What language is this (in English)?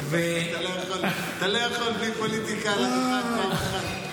Hebrew